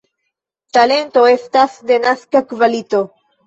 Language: Esperanto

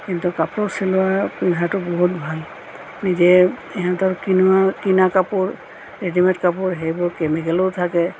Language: Assamese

